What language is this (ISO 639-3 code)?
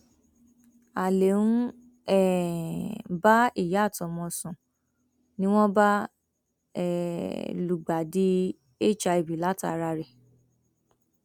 yor